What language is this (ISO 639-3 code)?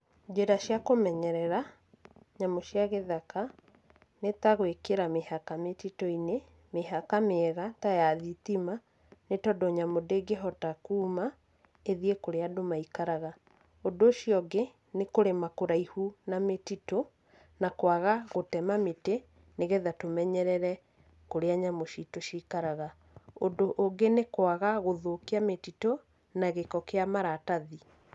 kik